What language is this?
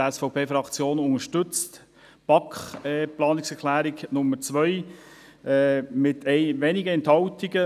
Swiss German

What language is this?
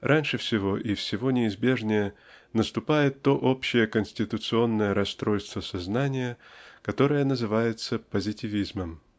Russian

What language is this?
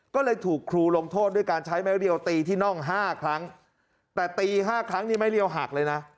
Thai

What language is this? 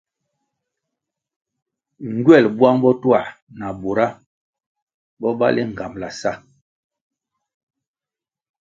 Kwasio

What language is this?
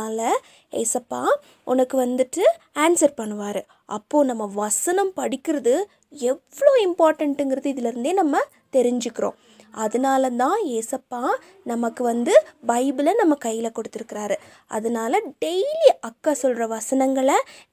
Tamil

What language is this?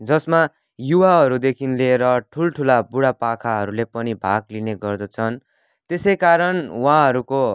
Nepali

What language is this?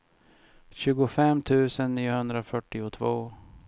Swedish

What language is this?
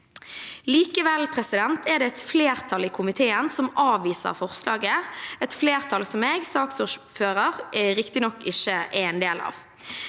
Norwegian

